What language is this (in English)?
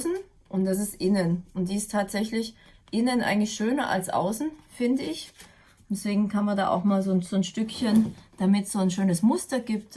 German